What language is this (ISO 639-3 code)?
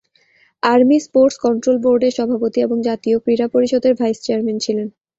ben